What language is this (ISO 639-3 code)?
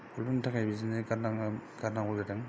brx